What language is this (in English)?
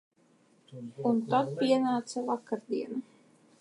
Latvian